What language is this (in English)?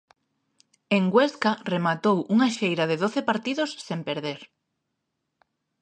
Galician